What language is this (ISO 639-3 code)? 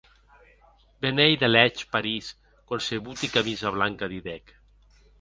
oci